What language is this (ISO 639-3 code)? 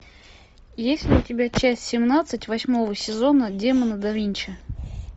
rus